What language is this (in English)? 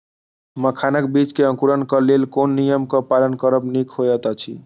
Maithili